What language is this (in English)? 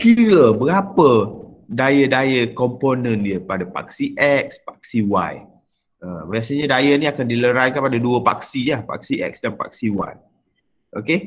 Malay